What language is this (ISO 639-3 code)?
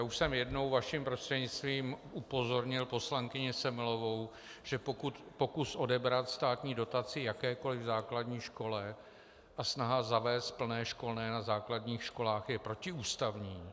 ces